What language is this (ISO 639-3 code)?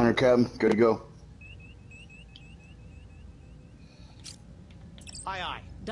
eng